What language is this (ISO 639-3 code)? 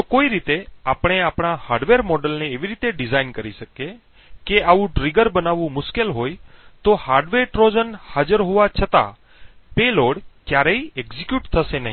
guj